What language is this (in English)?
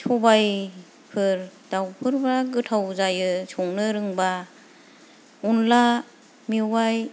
Bodo